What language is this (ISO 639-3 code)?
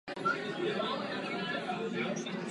ces